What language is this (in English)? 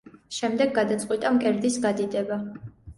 Georgian